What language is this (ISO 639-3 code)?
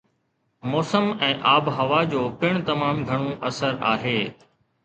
snd